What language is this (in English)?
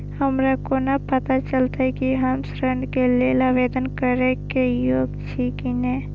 Maithili